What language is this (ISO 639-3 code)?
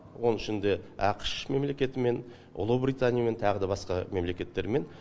kaz